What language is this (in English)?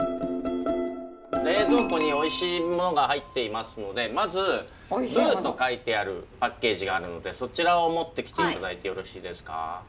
Japanese